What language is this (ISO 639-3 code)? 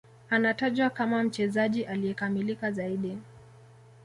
swa